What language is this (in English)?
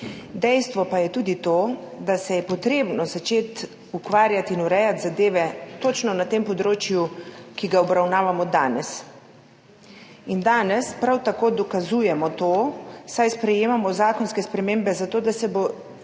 Slovenian